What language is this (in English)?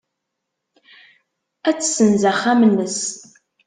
Kabyle